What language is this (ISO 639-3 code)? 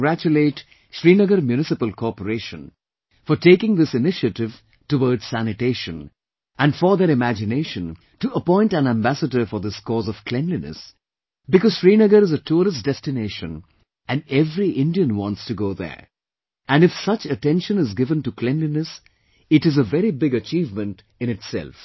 eng